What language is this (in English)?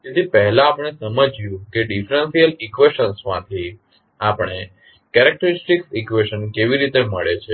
Gujarati